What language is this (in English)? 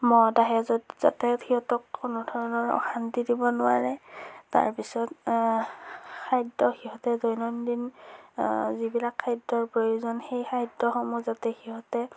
Assamese